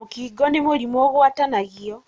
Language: Kikuyu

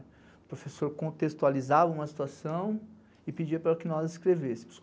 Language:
Portuguese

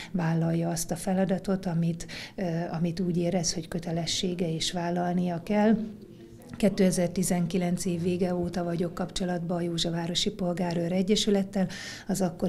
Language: Hungarian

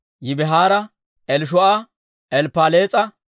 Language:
Dawro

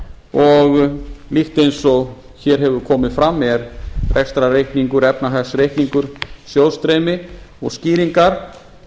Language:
Icelandic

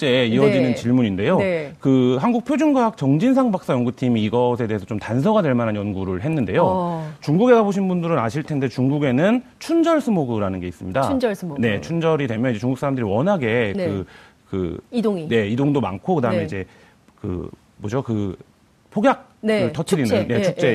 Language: Korean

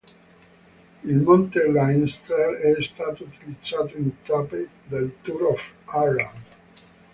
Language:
Italian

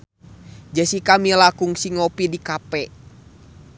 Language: Sundanese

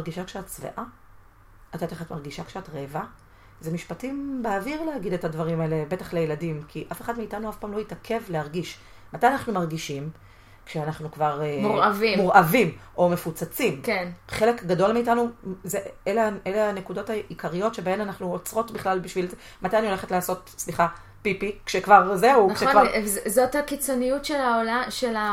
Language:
Hebrew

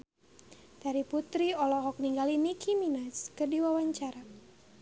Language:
Sundanese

